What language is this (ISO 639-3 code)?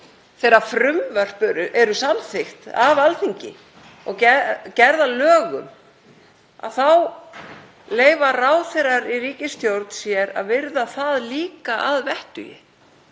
isl